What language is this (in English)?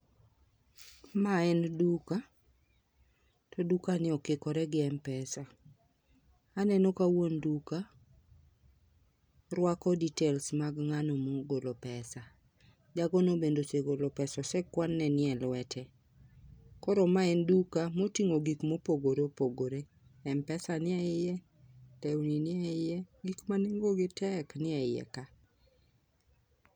Luo (Kenya and Tanzania)